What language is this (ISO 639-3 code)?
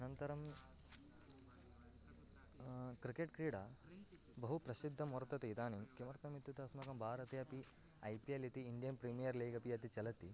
san